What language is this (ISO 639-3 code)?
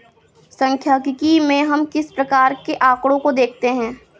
hin